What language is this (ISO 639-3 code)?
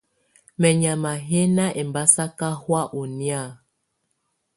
tvu